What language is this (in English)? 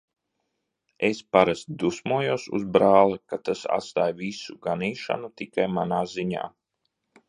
Latvian